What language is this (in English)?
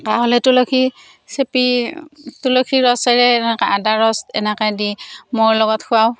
Assamese